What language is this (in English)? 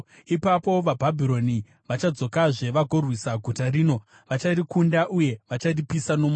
Shona